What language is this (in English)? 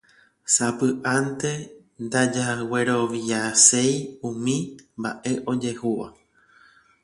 Guarani